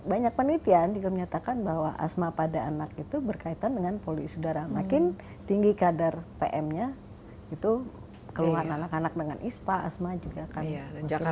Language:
Indonesian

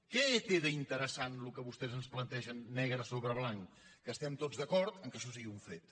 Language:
Catalan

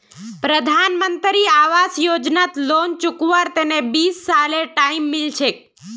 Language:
Magahi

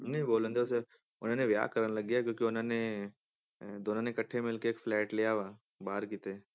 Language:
Punjabi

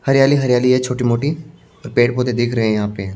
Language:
Hindi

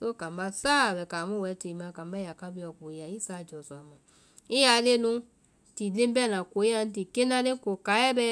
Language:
Vai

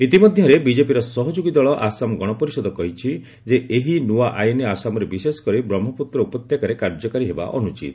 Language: Odia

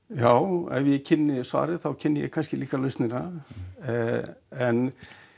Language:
Icelandic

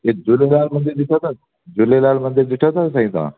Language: Sindhi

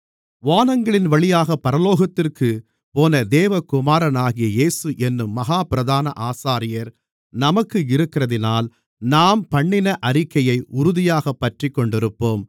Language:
Tamil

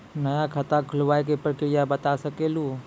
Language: Maithili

